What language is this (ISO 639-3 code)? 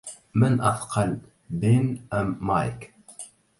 ara